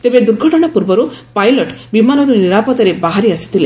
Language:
Odia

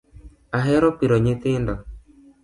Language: Luo (Kenya and Tanzania)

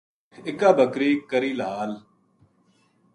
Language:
Gujari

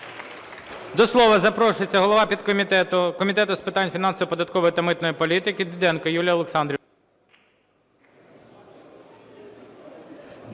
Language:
Ukrainian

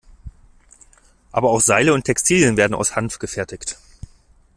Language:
German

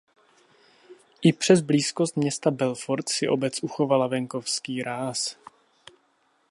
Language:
Czech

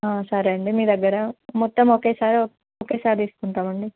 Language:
Telugu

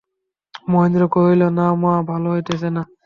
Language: Bangla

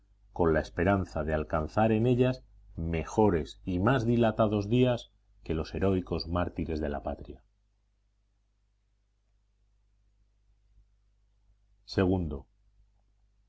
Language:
Spanish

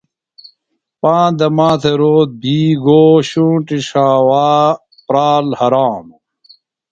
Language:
Phalura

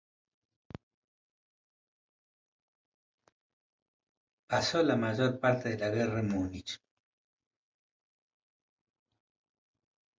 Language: Spanish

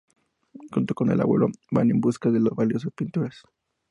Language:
Spanish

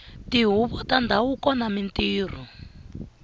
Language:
Tsonga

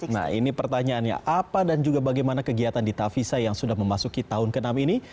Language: Indonesian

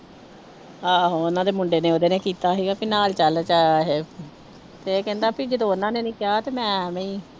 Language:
Punjabi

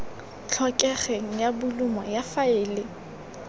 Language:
Tswana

